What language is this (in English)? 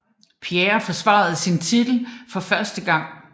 Danish